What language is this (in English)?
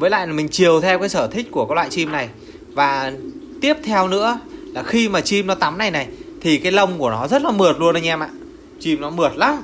Vietnamese